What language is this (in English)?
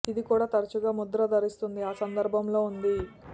Telugu